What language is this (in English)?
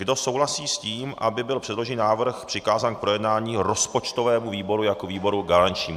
Czech